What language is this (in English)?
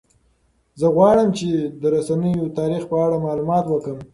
Pashto